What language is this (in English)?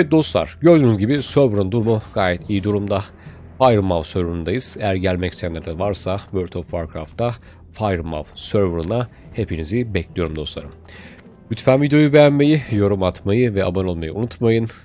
Turkish